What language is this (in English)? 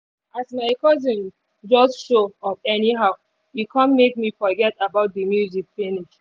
Nigerian Pidgin